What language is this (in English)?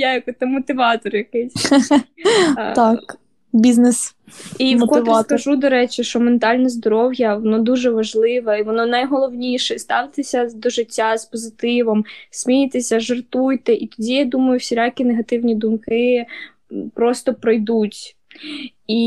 Ukrainian